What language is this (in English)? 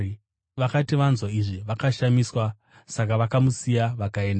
Shona